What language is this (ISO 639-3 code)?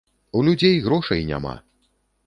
bel